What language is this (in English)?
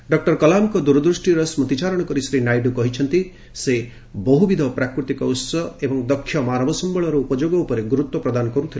Odia